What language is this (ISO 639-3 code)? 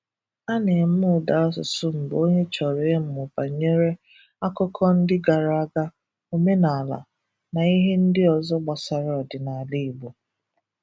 ibo